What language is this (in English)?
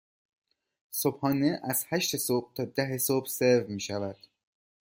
Persian